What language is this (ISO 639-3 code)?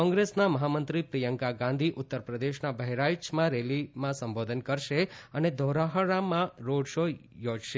guj